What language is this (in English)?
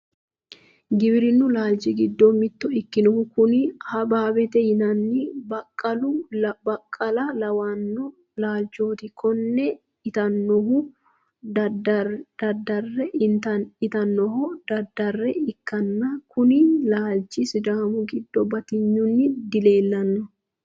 Sidamo